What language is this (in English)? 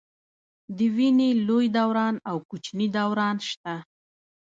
Pashto